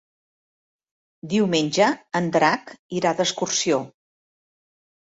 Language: Catalan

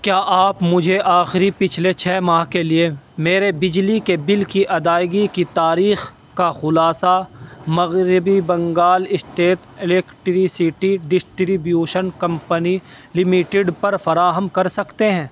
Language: Urdu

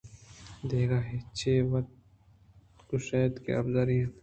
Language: Eastern Balochi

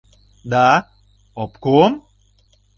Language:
Mari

